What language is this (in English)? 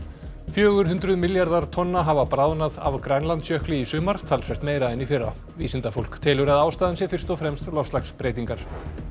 Icelandic